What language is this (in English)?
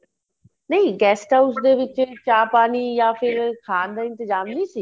Punjabi